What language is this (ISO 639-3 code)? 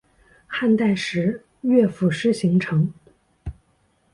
zho